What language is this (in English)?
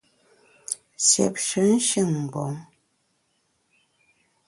Bamun